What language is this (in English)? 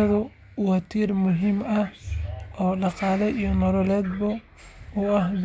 Somali